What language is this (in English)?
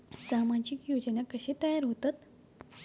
Marathi